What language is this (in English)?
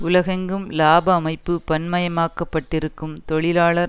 Tamil